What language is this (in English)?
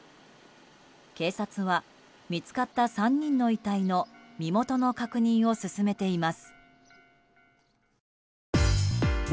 Japanese